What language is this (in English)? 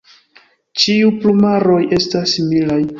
Esperanto